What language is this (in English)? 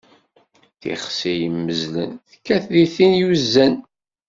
Kabyle